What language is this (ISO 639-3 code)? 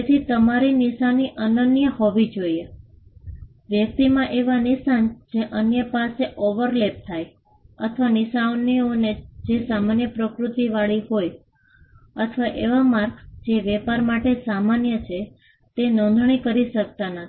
guj